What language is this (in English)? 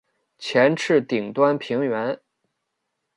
Chinese